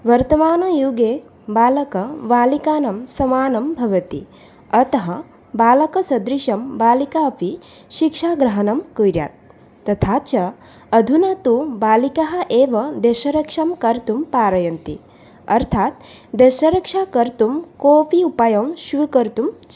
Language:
Sanskrit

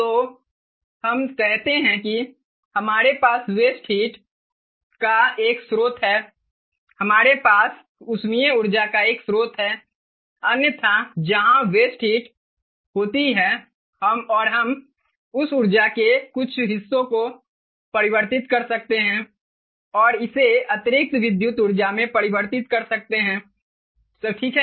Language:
Hindi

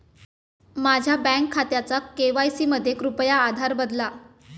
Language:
Marathi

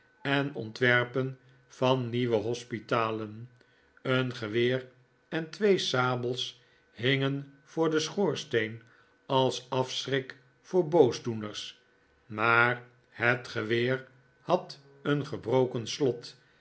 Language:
Dutch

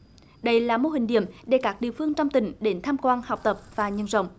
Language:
Vietnamese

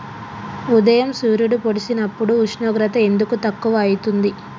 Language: Telugu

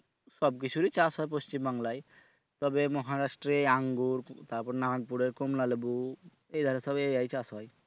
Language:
Bangla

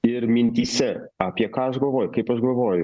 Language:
Lithuanian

